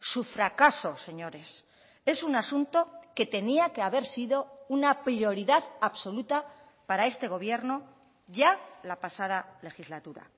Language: Spanish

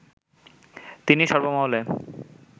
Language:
Bangla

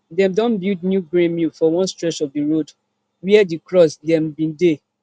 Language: Nigerian Pidgin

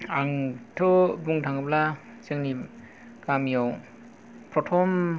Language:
Bodo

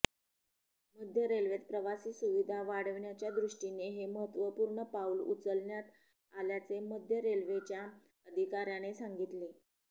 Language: Marathi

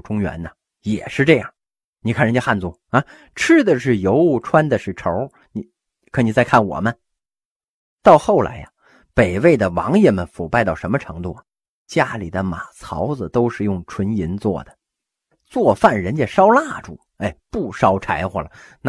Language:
Chinese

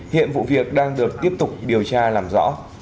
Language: Vietnamese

